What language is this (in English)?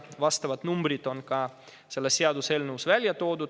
Estonian